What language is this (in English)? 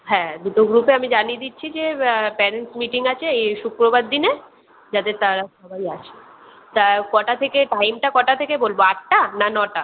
Bangla